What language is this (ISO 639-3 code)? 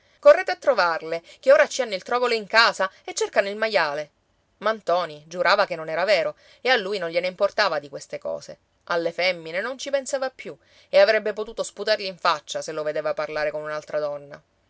ita